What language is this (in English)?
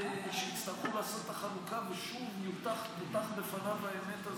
Hebrew